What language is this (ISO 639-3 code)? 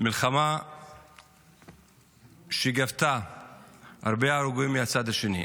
heb